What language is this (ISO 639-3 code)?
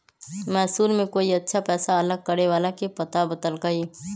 mag